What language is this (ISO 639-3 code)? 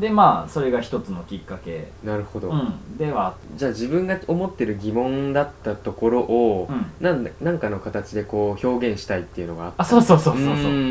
jpn